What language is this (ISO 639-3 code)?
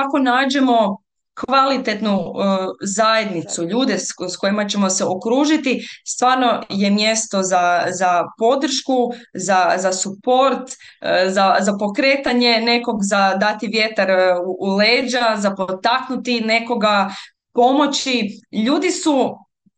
hrv